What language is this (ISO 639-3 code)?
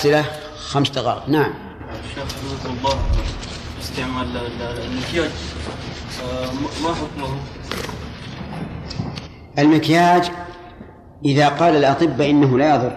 ara